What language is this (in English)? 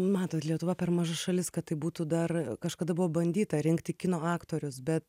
Lithuanian